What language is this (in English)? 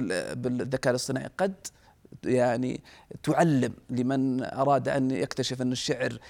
Arabic